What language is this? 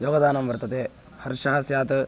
Sanskrit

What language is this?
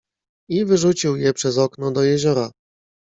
Polish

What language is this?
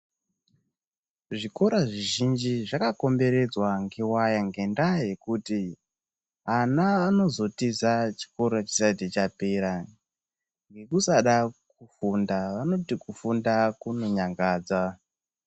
Ndau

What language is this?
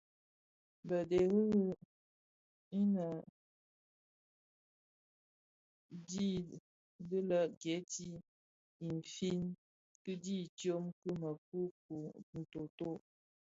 Bafia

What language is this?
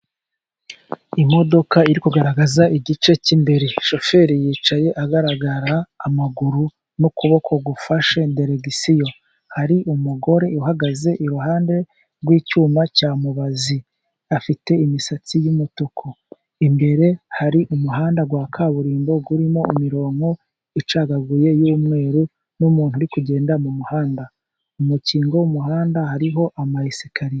Kinyarwanda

